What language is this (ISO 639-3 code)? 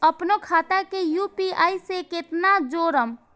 mai